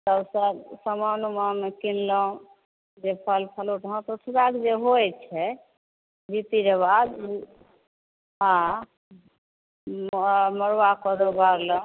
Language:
Maithili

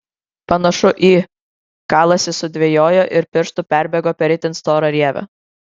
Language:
Lithuanian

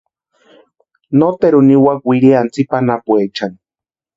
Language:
Western Highland Purepecha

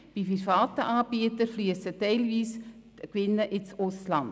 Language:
Swiss German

